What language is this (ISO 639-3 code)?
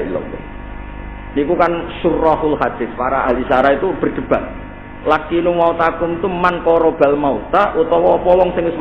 ind